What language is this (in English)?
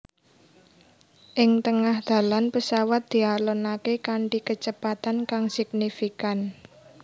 Javanese